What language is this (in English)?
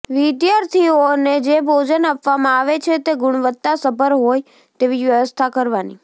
Gujarati